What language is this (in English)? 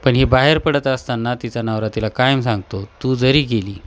Marathi